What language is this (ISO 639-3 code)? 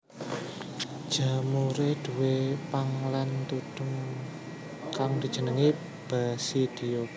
jav